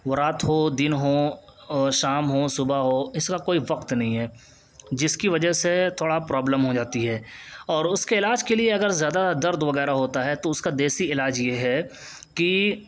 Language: Urdu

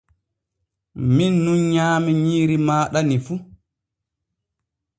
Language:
Borgu Fulfulde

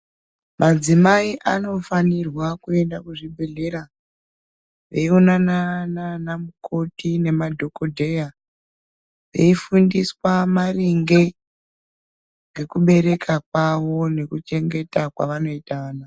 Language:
Ndau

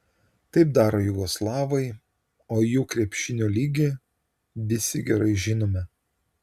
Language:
Lithuanian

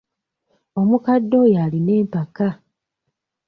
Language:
Ganda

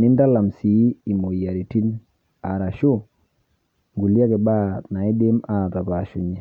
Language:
Masai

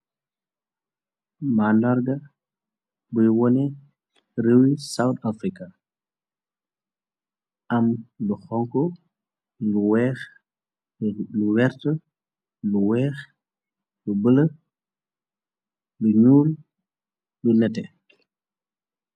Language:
Wolof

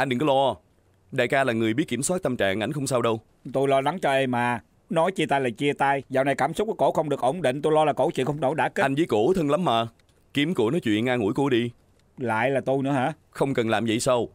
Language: Vietnamese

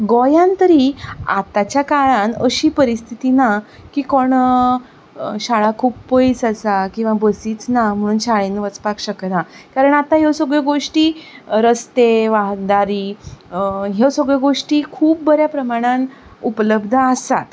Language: Konkani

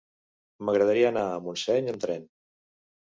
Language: Catalan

